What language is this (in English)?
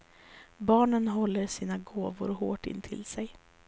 Swedish